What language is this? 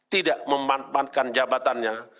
Indonesian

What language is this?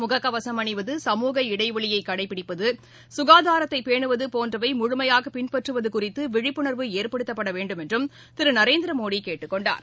Tamil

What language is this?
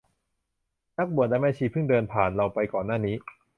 Thai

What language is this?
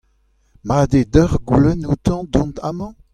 Breton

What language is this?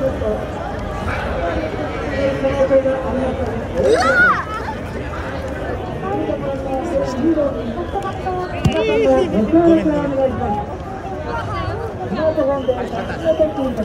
Japanese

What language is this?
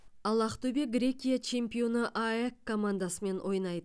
Kazakh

